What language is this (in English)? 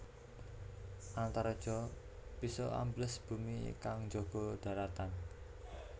Javanese